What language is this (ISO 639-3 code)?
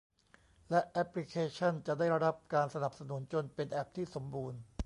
tha